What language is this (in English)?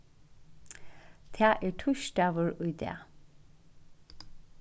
Faroese